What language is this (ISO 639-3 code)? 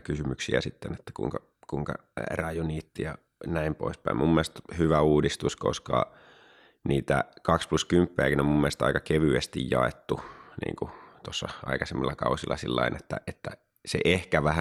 fin